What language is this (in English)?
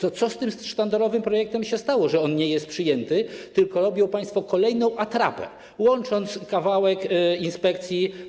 Polish